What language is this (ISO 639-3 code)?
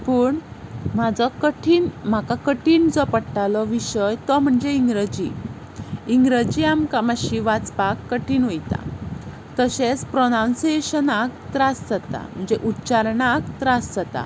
kok